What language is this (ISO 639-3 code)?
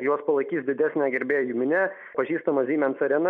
lit